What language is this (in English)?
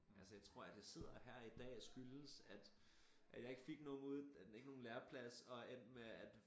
Danish